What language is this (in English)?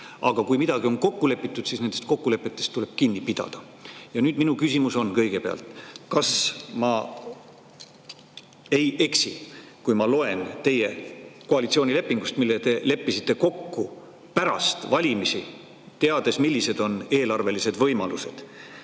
Estonian